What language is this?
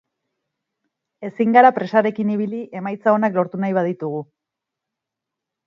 Basque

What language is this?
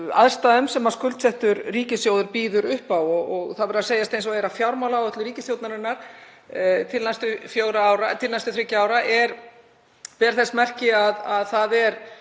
Icelandic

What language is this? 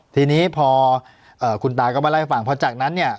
Thai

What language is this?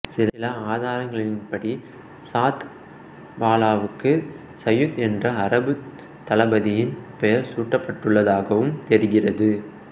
Tamil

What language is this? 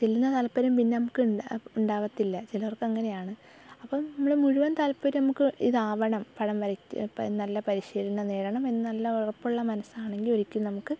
Malayalam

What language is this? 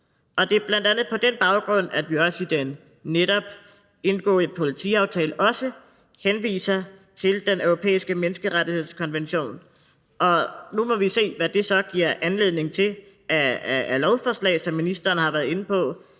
Danish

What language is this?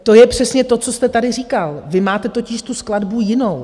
Czech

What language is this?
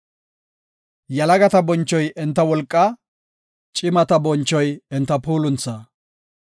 Gofa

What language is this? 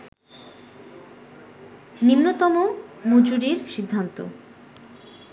Bangla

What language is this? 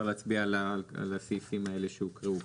Hebrew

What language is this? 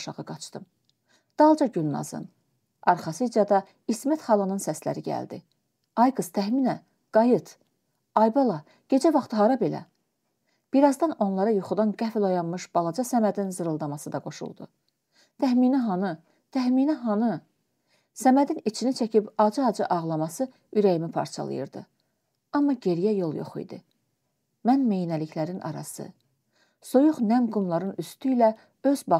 Turkish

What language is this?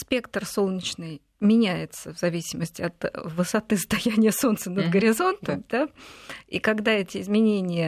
Russian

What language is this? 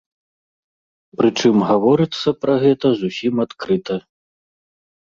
Belarusian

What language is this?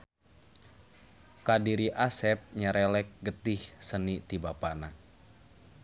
Sundanese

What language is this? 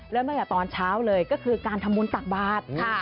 Thai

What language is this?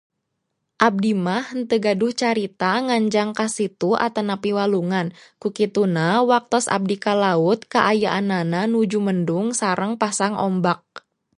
Sundanese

